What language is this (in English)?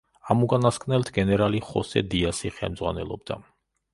Georgian